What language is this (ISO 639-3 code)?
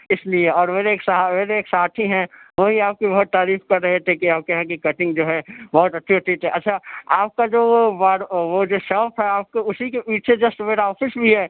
urd